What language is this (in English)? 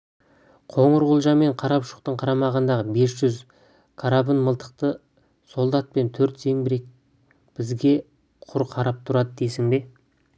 Kazakh